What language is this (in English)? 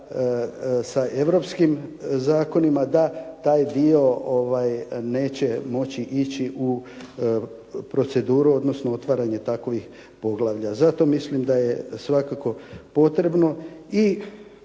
Croatian